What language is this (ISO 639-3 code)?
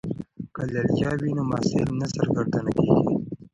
pus